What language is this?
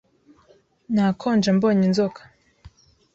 Kinyarwanda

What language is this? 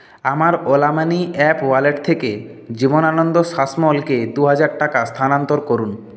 Bangla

